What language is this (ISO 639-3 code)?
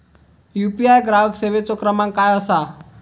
mar